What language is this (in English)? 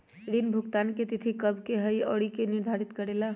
Magahi